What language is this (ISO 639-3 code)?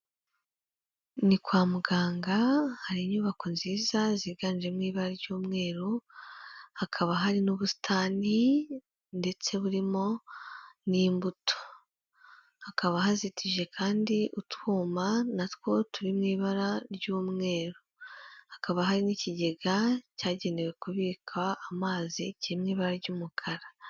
kin